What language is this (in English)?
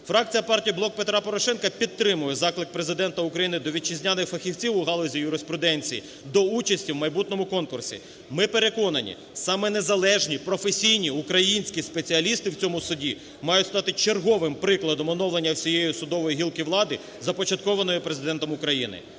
Ukrainian